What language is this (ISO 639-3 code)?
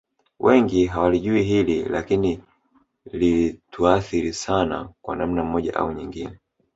swa